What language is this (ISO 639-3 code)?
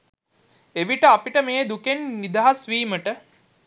sin